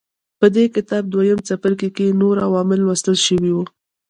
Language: Pashto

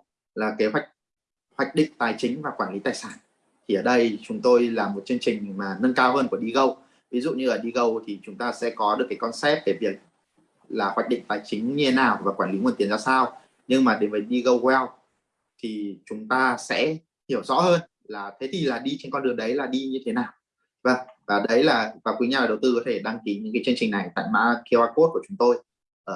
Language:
Vietnamese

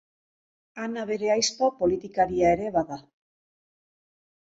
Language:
Basque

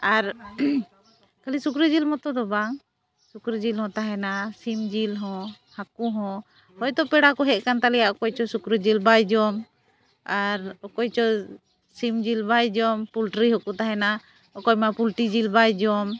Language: Santali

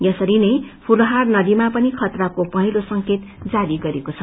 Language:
Nepali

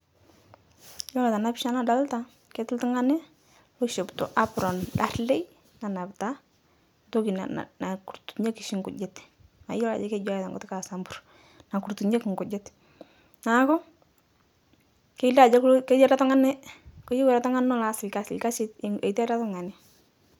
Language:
Masai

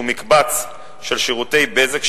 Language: Hebrew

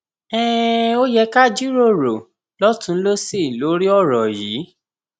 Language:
Yoruba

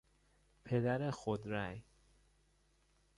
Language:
Persian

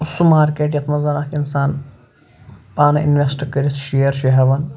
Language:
Kashmiri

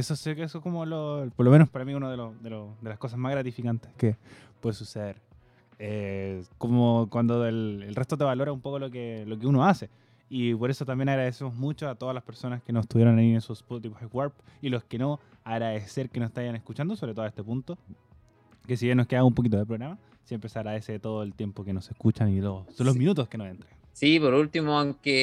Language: Spanish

